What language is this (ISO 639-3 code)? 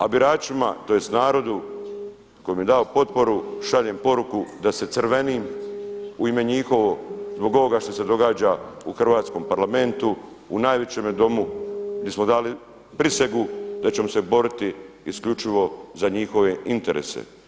hrv